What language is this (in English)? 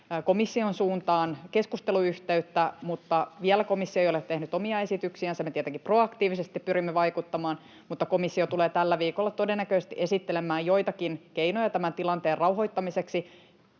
Finnish